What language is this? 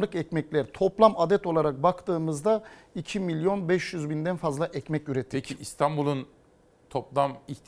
Turkish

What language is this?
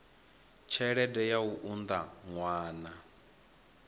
Venda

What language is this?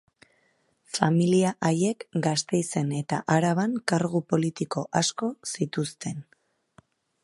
Basque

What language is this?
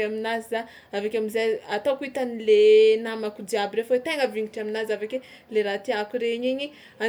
Tsimihety Malagasy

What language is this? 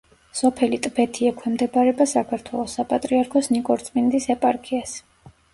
Georgian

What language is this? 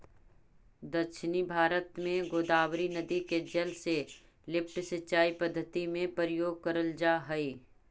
Magahi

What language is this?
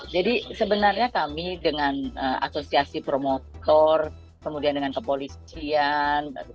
Indonesian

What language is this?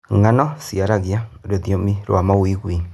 Kikuyu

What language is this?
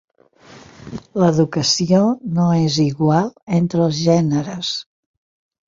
Catalan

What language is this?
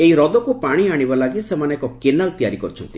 Odia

